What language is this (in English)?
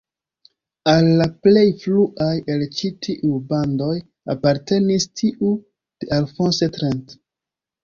Esperanto